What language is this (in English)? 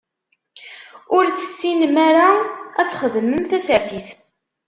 Kabyle